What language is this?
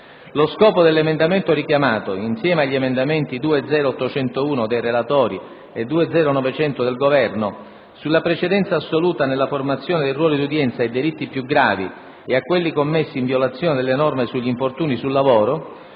Italian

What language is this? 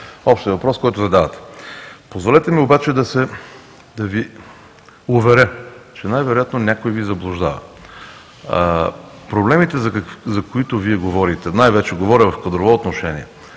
Bulgarian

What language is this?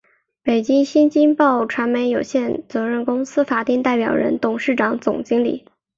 Chinese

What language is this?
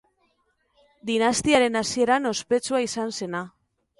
Basque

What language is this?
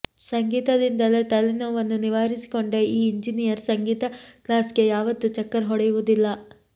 Kannada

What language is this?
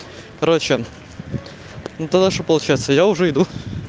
Russian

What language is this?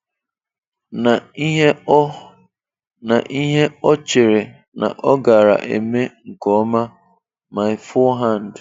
Igbo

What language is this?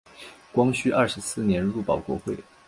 Chinese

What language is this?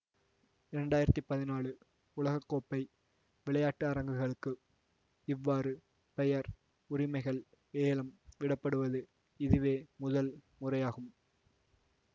Tamil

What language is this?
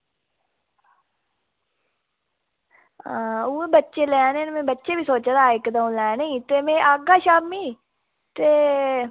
Dogri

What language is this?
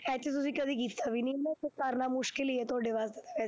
Punjabi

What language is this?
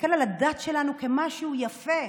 Hebrew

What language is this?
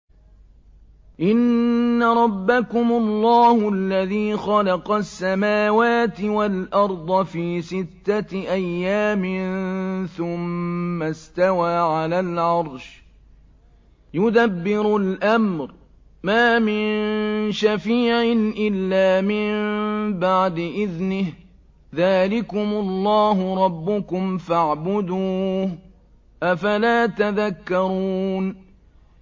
Arabic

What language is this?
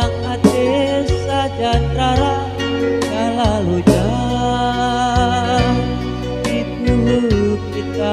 Indonesian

